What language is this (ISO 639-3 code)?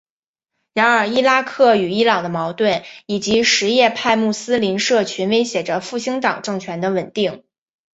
zho